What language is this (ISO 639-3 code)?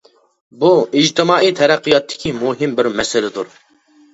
uig